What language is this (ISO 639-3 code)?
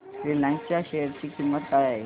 mar